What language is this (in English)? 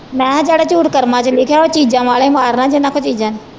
Punjabi